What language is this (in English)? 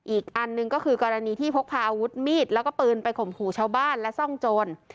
Thai